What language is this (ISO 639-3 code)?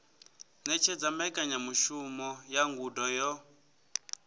ven